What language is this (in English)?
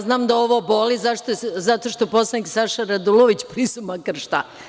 Serbian